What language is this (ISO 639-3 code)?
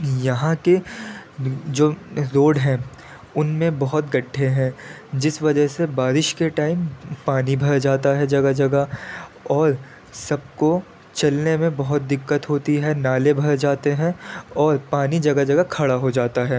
urd